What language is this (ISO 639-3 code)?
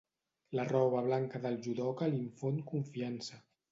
cat